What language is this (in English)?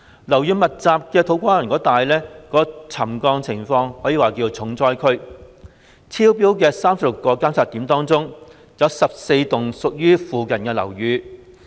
Cantonese